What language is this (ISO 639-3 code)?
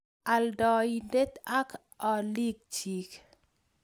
kln